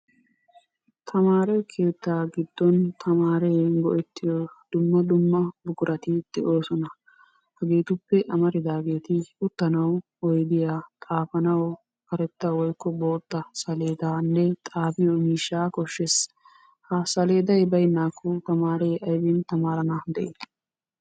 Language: Wolaytta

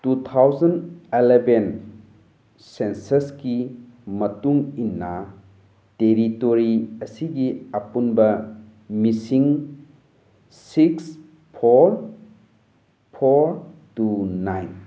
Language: Manipuri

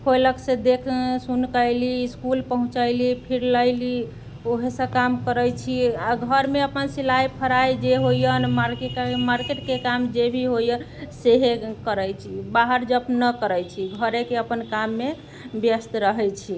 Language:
Maithili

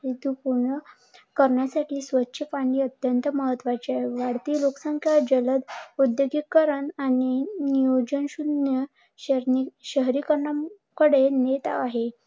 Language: Marathi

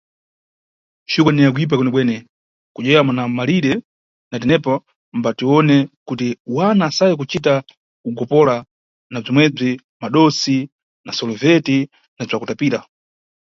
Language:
Nyungwe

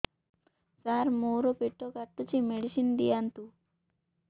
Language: Odia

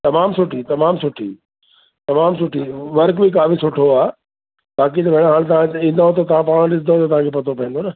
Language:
Sindhi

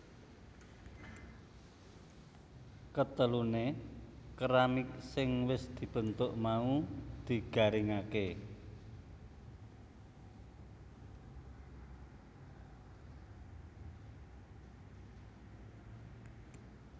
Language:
Javanese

